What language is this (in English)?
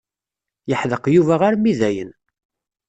Kabyle